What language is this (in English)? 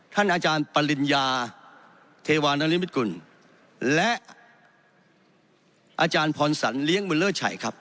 Thai